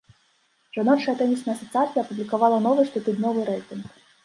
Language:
Belarusian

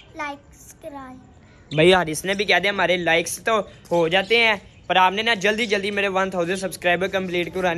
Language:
Hindi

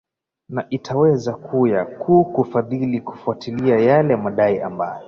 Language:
Swahili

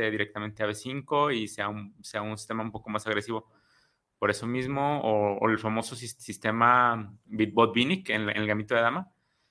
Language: Spanish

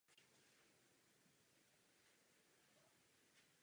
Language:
Czech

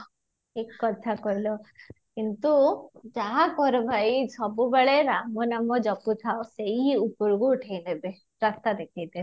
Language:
Odia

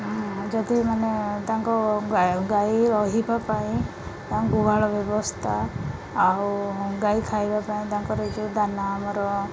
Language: Odia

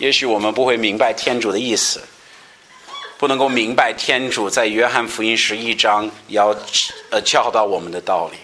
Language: Chinese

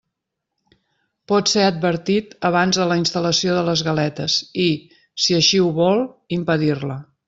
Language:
Catalan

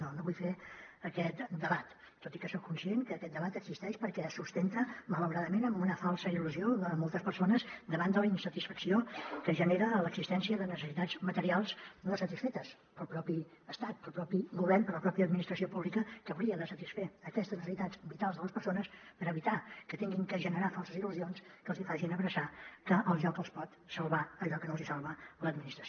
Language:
Catalan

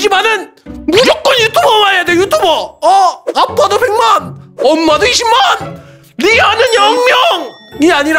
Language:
Korean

